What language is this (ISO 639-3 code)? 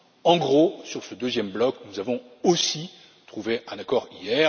fra